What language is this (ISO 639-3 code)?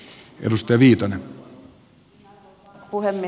fin